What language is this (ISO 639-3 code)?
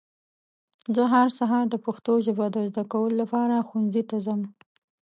pus